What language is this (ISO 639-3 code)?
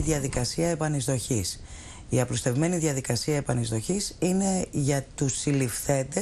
ell